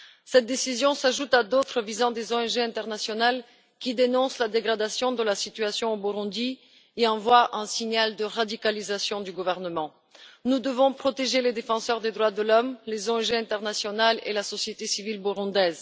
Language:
French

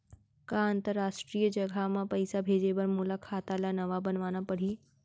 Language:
Chhattisgarhi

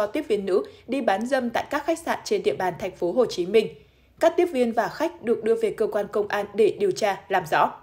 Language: Vietnamese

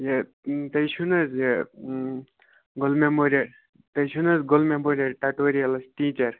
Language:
Kashmiri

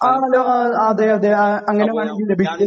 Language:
Malayalam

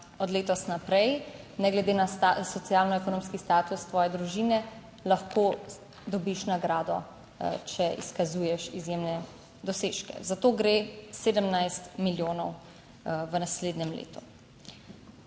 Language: Slovenian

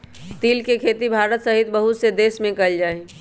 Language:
Magahi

